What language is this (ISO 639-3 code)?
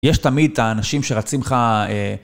heb